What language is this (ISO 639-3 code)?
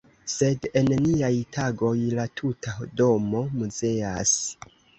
epo